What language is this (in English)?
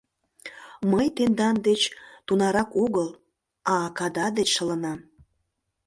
Mari